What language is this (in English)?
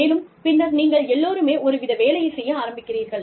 Tamil